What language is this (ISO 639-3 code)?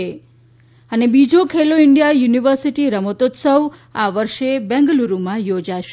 guj